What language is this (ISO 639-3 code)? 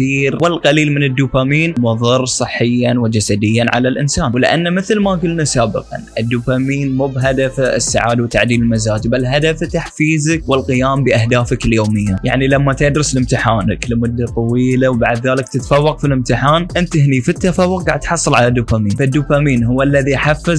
ara